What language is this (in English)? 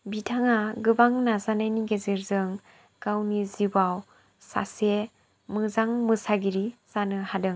Bodo